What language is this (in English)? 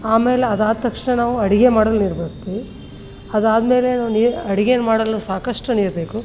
Kannada